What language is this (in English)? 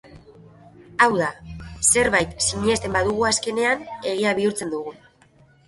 Basque